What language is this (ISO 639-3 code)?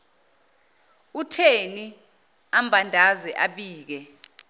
zul